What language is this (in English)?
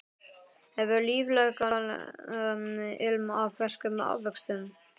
Icelandic